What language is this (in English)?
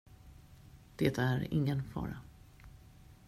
Swedish